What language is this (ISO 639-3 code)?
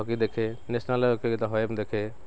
ori